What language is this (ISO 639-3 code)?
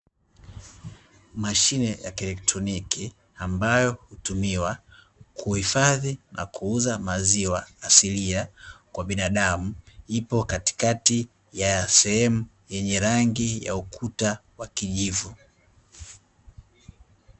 swa